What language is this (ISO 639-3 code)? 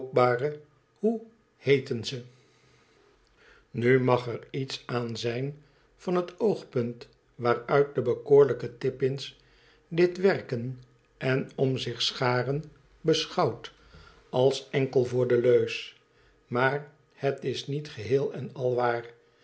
nld